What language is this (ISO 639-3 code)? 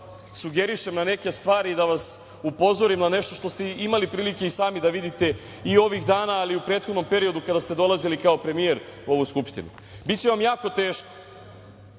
srp